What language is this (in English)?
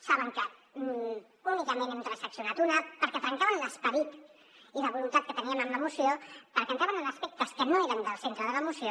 Catalan